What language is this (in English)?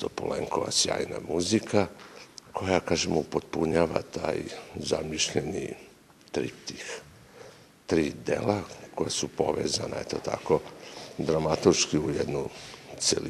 French